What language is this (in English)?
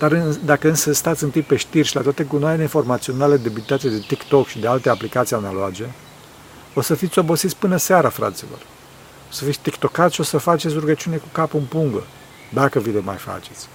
Romanian